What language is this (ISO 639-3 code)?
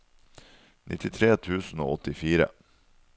nor